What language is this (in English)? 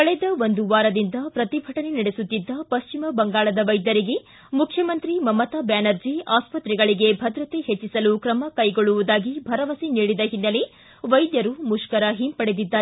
Kannada